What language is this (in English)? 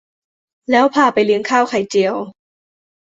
Thai